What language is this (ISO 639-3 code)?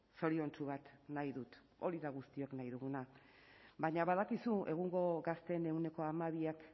eus